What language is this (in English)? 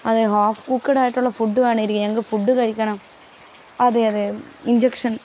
Malayalam